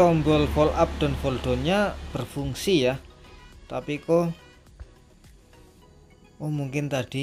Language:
Indonesian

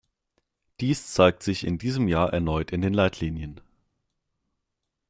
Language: German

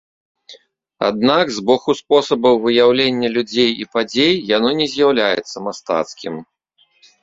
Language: Belarusian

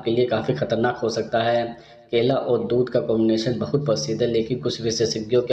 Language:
Hindi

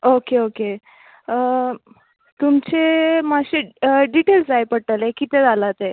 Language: Konkani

